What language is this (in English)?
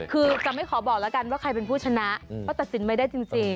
Thai